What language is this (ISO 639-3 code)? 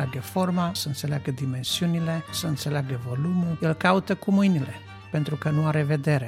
ron